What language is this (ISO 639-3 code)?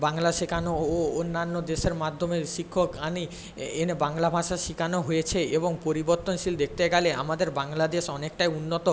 ben